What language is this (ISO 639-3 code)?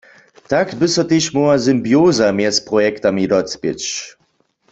hsb